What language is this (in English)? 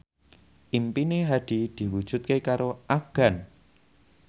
Javanese